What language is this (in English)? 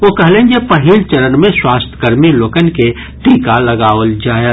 Maithili